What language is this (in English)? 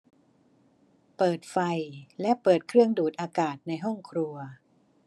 Thai